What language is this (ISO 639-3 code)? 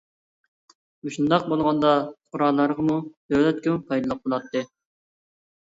uig